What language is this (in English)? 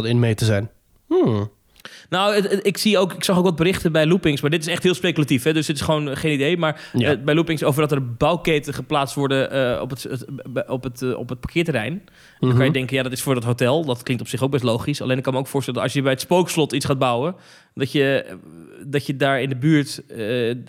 Dutch